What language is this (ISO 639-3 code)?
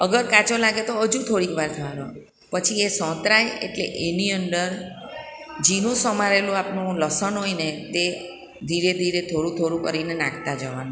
guj